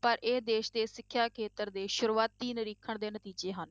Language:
Punjabi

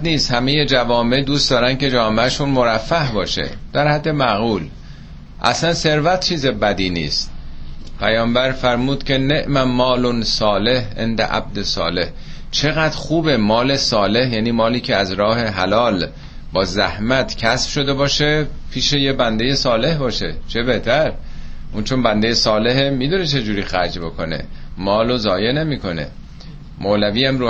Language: Persian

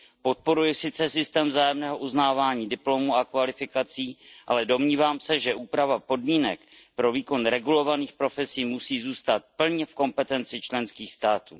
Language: Czech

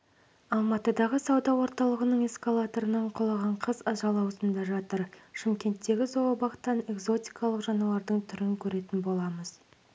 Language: Kazakh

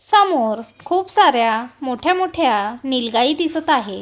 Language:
Marathi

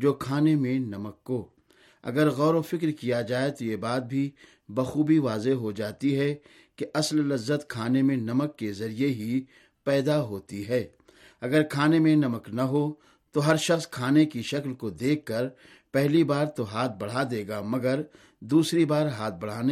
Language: Urdu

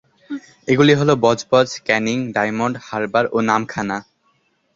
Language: Bangla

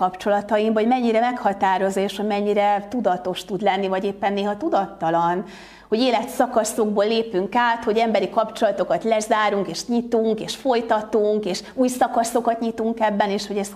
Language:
Hungarian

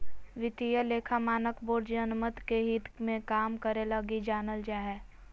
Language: Magahi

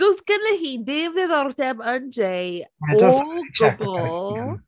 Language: Welsh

